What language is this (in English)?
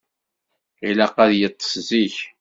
Kabyle